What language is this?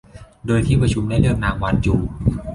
Thai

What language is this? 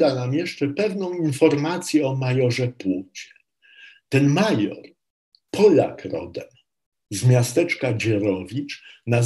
Polish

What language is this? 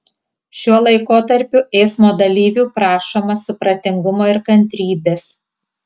Lithuanian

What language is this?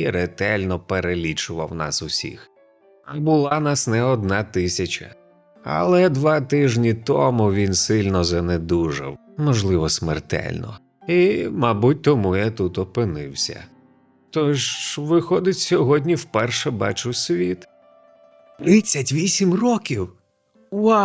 Ukrainian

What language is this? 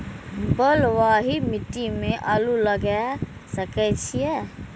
Maithili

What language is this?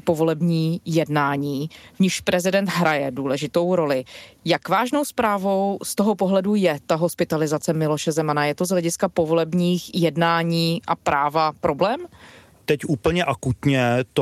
Czech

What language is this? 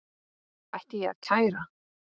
Icelandic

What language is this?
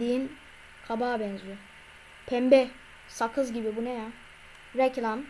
Turkish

